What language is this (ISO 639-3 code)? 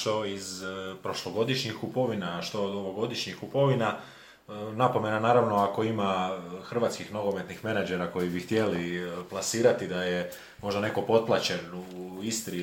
hrv